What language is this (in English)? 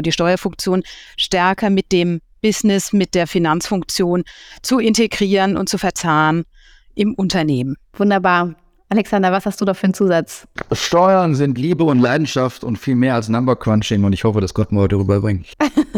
German